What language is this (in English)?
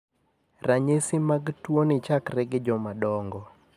Luo (Kenya and Tanzania)